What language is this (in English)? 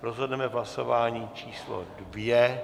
Czech